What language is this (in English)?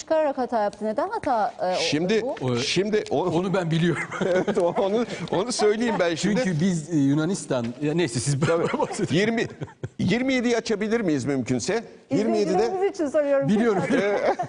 Turkish